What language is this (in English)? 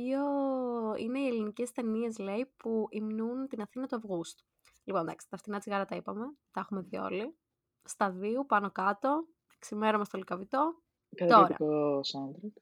Greek